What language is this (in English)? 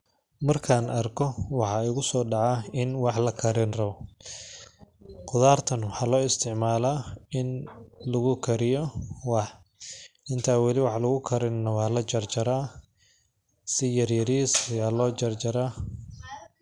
Somali